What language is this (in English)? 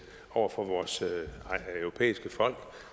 Danish